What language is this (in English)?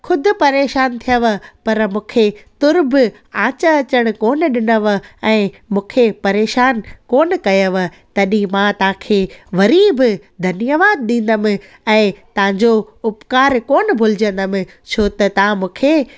Sindhi